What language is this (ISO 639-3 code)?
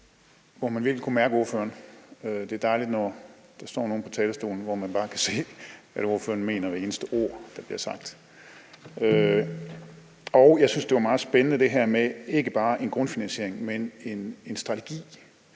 dan